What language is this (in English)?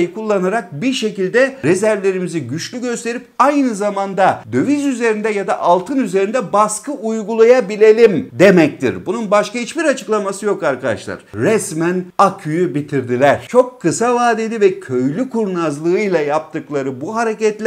Turkish